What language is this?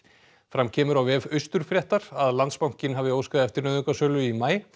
Icelandic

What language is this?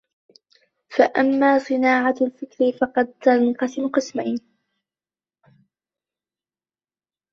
Arabic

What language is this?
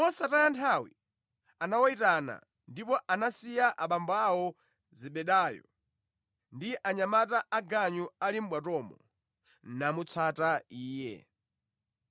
Nyanja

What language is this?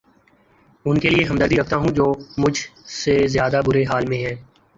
Urdu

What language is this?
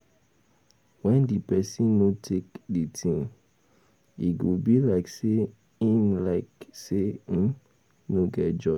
Nigerian Pidgin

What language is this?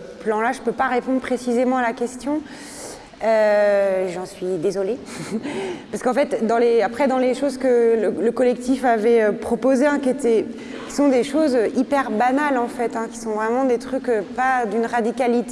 French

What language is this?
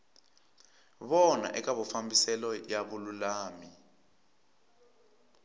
Tsonga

